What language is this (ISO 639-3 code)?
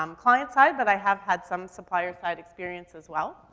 eng